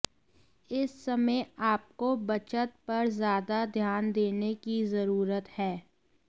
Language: Hindi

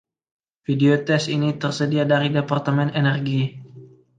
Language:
Indonesian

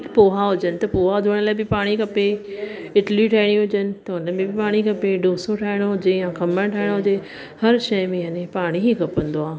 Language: Sindhi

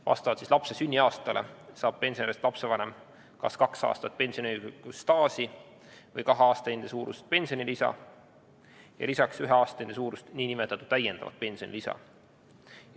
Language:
Estonian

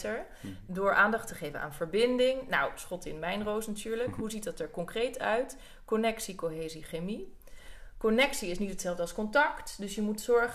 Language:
Dutch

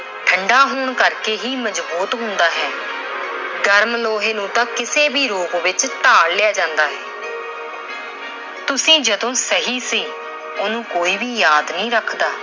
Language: Punjabi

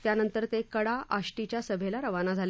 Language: Marathi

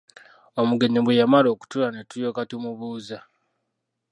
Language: Ganda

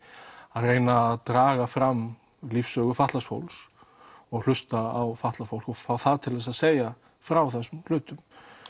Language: Icelandic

